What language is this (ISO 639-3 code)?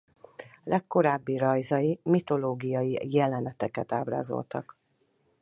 hun